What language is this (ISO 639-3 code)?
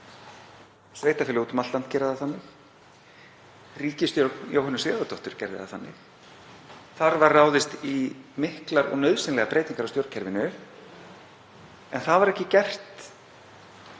isl